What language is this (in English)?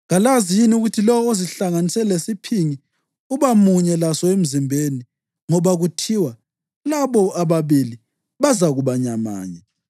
North Ndebele